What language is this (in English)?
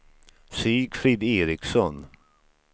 Swedish